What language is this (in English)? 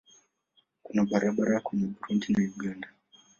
Swahili